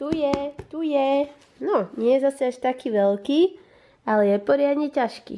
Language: Slovak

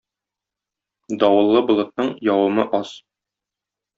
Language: Tatar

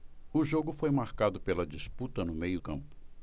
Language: Portuguese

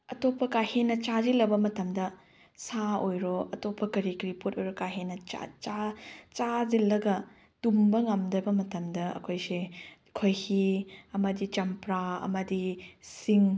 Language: Manipuri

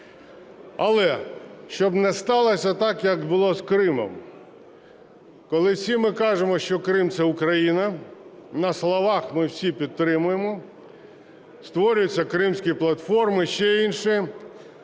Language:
Ukrainian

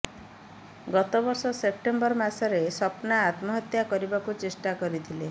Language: Odia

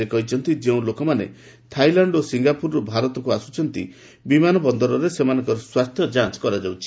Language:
Odia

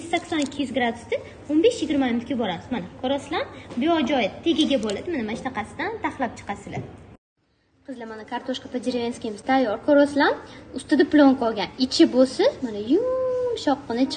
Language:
Romanian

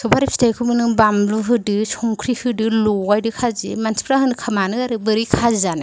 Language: Bodo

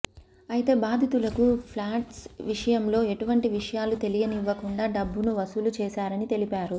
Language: Telugu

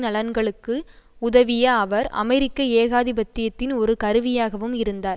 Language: Tamil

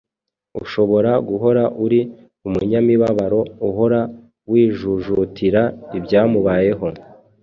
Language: Kinyarwanda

